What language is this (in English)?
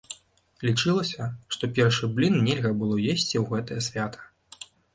Belarusian